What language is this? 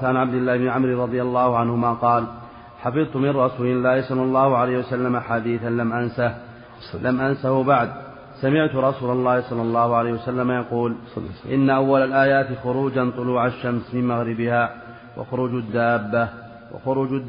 Arabic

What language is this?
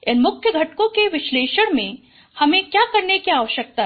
Hindi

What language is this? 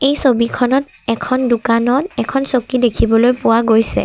Assamese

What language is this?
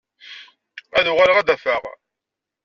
Kabyle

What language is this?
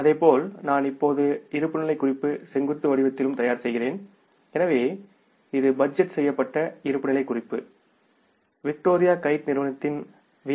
Tamil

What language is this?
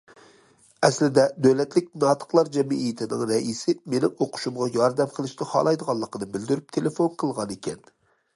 Uyghur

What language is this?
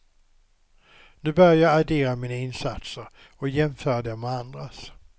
Swedish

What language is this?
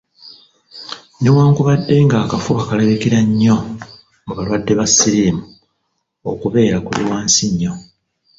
Ganda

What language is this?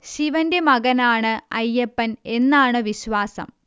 Malayalam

